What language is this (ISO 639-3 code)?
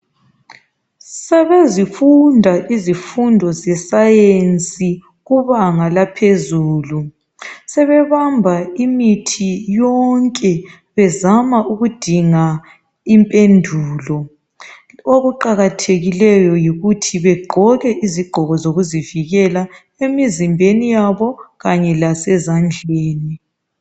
nde